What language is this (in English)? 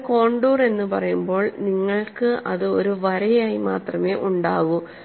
Malayalam